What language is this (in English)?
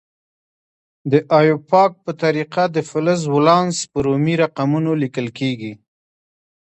Pashto